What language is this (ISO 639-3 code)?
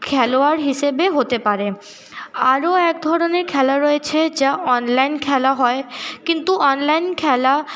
ben